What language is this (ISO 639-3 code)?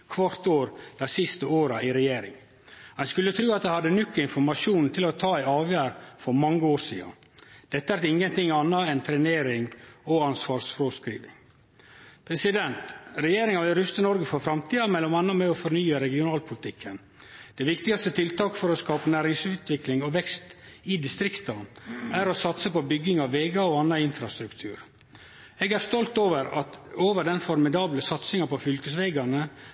nno